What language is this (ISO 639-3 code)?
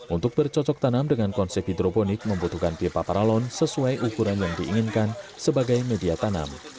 ind